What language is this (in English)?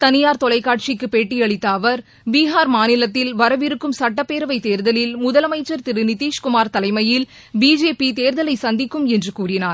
Tamil